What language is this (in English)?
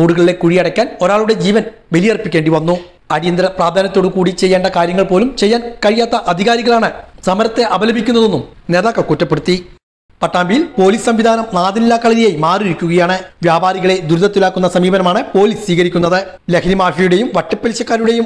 Malayalam